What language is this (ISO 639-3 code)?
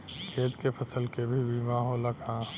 bho